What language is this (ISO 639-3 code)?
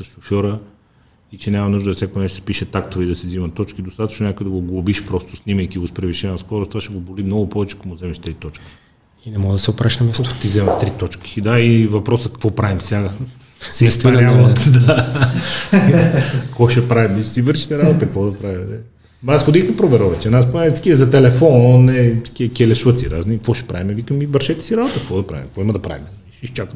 bul